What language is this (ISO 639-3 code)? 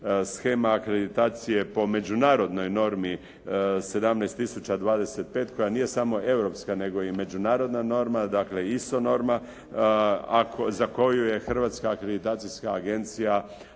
hrv